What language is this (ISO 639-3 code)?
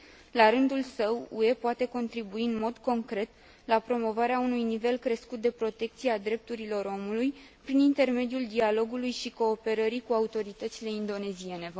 ron